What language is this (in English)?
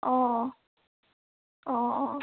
Assamese